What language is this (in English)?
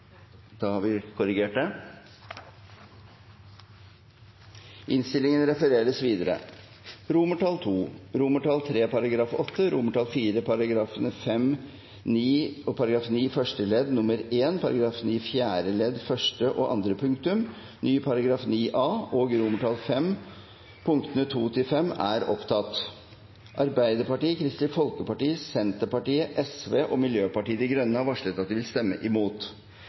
Norwegian